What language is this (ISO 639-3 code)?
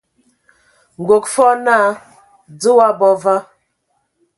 ewo